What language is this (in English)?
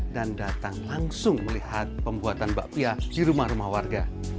Indonesian